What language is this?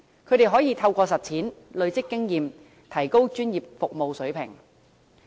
Cantonese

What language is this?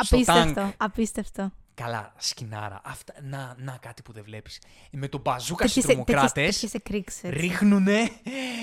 Greek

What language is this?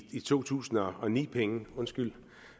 Danish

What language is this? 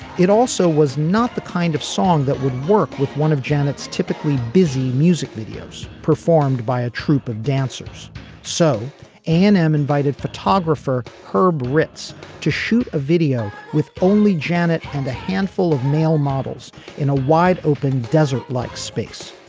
English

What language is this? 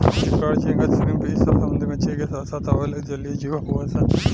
Bhojpuri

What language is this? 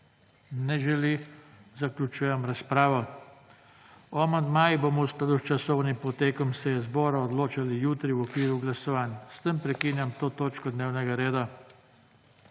Slovenian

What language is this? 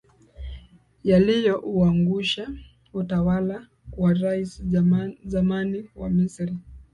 Swahili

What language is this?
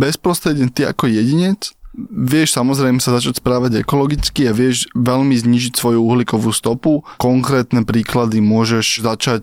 Slovak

